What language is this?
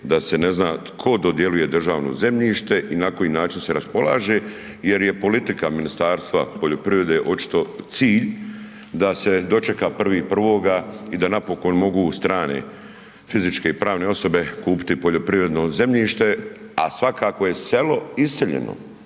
Croatian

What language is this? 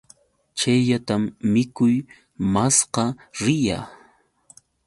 Yauyos Quechua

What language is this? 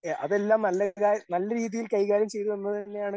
Malayalam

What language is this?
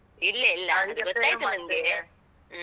Kannada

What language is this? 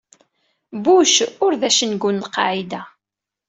Kabyle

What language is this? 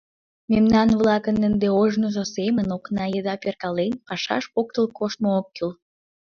Mari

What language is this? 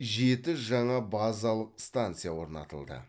Kazakh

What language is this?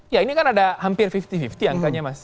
Indonesian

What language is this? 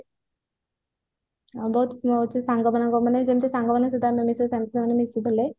Odia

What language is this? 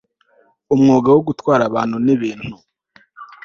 Kinyarwanda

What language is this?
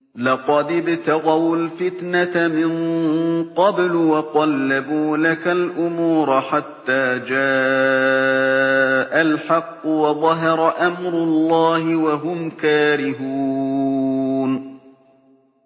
Arabic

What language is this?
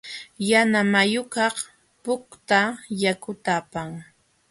Jauja Wanca Quechua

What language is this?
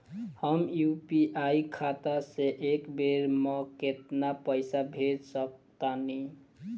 Bhojpuri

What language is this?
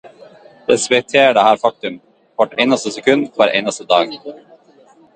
Norwegian Bokmål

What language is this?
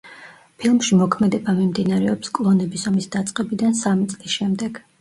Georgian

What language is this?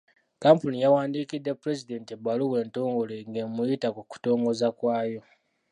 Ganda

